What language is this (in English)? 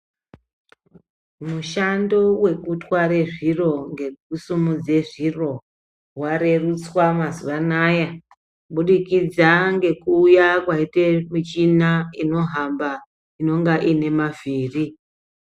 Ndau